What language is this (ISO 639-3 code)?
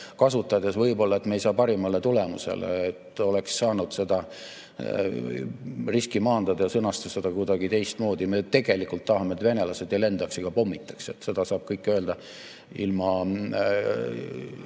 est